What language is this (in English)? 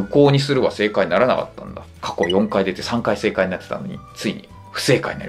Japanese